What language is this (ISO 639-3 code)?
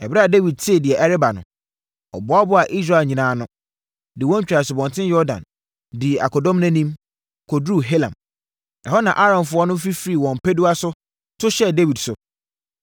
aka